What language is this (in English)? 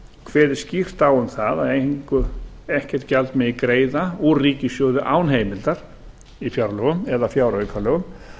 Icelandic